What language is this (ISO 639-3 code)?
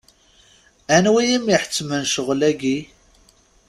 kab